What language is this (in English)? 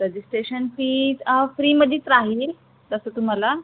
Marathi